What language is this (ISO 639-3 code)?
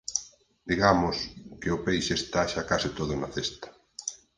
glg